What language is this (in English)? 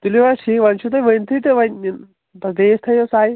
Kashmiri